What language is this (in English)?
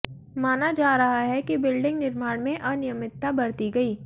Hindi